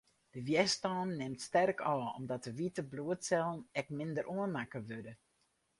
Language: Western Frisian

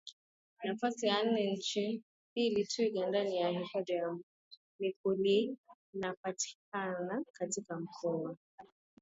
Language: Swahili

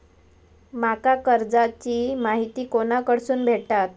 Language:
Marathi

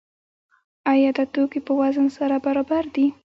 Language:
Pashto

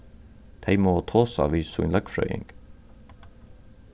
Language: Faroese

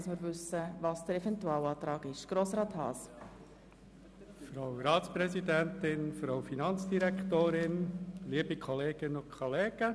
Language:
Swiss German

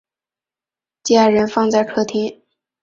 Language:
Chinese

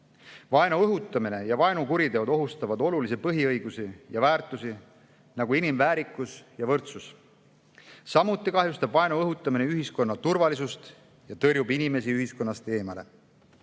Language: Estonian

